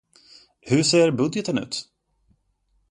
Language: Swedish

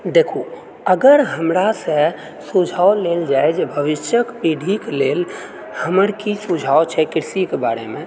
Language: Maithili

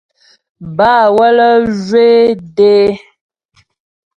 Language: Ghomala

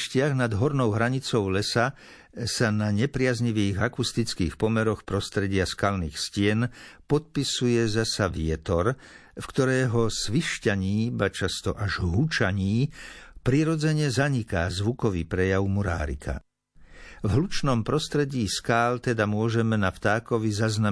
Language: Slovak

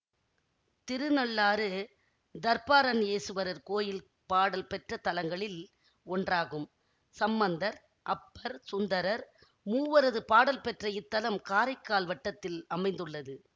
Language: Tamil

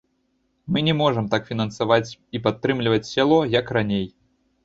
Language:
Belarusian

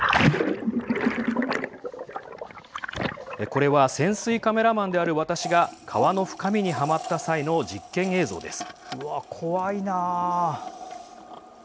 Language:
Japanese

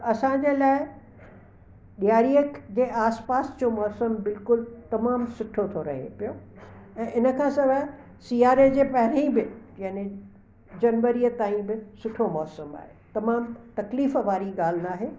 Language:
Sindhi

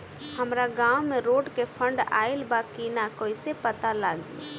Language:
Bhojpuri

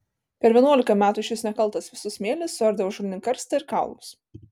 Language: Lithuanian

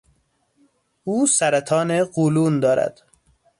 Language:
Persian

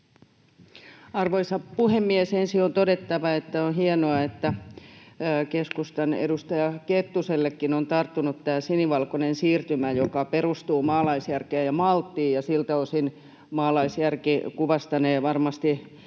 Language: Finnish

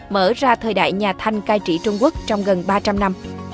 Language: Vietnamese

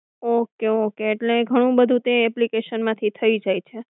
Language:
Gujarati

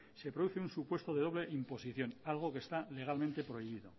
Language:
Spanish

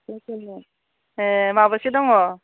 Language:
Bodo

